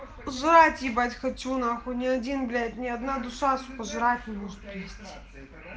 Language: Russian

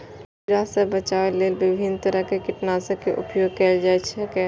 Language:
Maithili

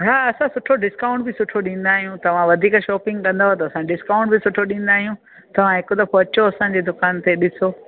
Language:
Sindhi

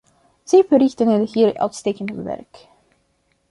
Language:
Dutch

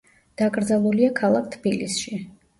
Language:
Georgian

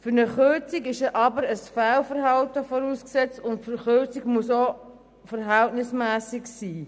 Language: Swiss German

